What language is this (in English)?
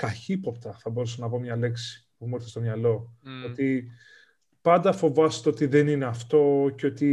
Greek